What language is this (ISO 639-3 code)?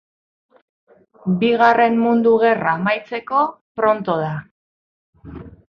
eus